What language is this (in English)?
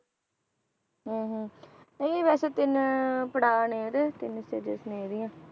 Punjabi